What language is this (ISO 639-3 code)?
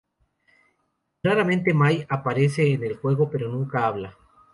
spa